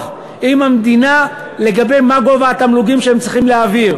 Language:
Hebrew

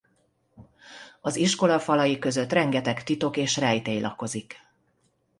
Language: Hungarian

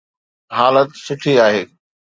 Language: Sindhi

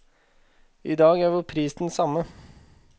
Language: Norwegian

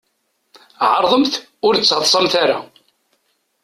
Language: Kabyle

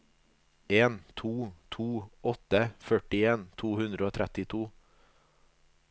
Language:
Norwegian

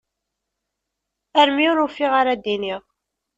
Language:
Kabyle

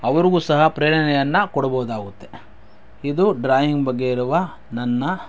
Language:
Kannada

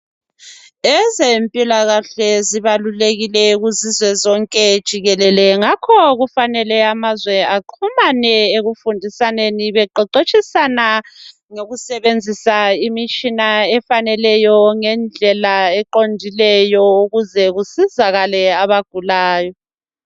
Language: North Ndebele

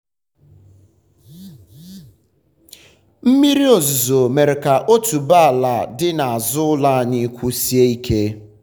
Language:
Igbo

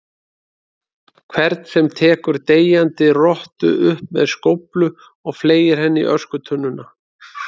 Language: Icelandic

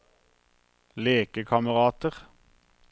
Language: Norwegian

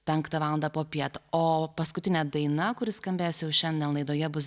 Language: Lithuanian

